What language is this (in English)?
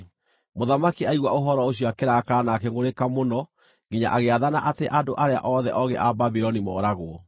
Kikuyu